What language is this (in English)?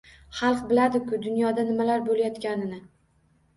Uzbek